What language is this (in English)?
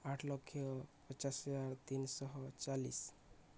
Odia